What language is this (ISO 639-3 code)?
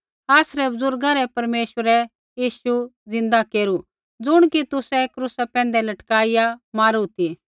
kfx